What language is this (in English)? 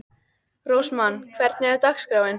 Icelandic